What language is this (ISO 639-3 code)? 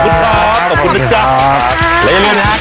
tha